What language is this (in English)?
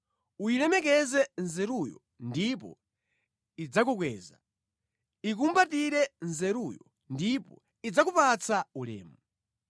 Nyanja